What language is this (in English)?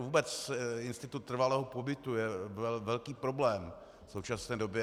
Czech